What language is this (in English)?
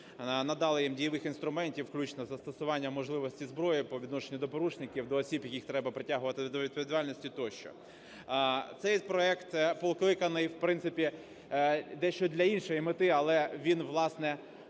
Ukrainian